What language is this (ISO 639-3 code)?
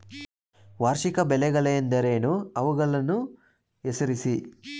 kan